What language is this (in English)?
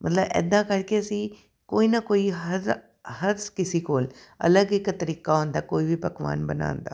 Punjabi